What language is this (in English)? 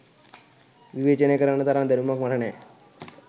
Sinhala